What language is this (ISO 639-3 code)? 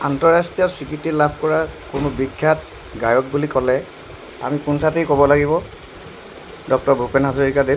asm